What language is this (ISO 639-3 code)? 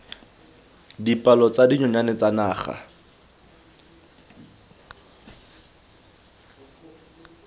tsn